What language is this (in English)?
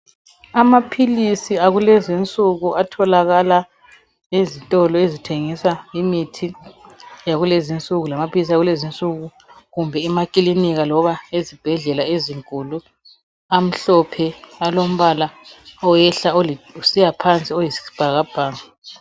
North Ndebele